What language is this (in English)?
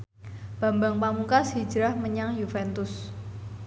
Javanese